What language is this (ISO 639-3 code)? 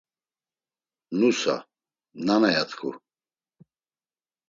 lzz